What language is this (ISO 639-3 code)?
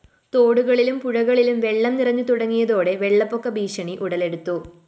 mal